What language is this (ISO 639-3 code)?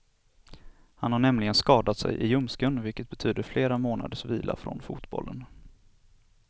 swe